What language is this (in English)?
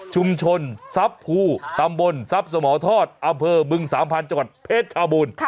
Thai